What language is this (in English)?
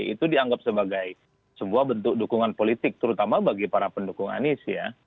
Indonesian